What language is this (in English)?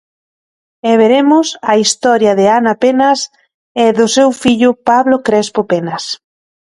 Galician